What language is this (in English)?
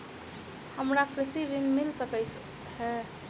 Maithili